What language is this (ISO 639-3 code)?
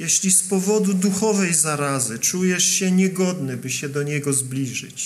pol